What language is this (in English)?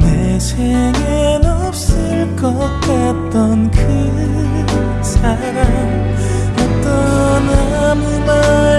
Korean